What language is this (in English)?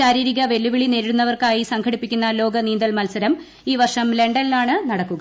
Malayalam